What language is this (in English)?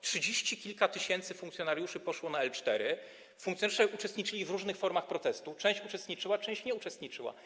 Polish